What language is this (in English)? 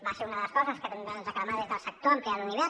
Catalan